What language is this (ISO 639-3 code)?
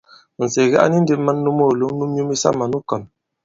abb